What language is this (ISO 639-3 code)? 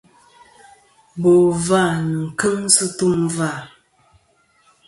bkm